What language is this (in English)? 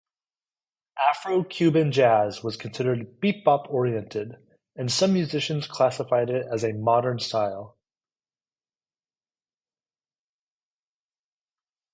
English